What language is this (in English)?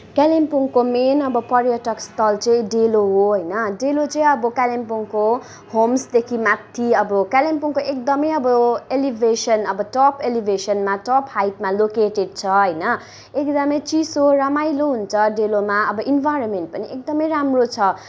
Nepali